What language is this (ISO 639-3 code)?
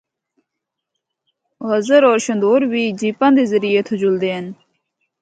hno